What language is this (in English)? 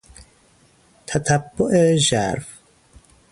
Persian